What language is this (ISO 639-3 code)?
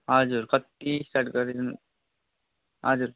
nep